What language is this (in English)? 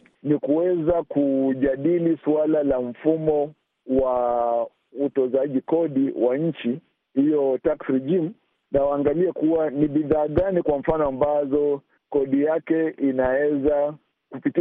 Swahili